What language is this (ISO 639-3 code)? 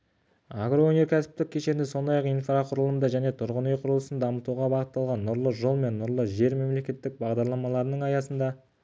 kaz